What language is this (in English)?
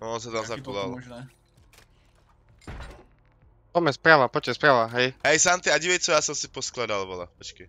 Czech